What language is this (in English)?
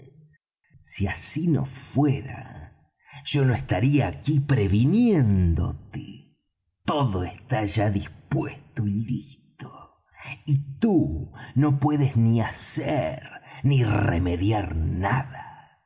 Spanish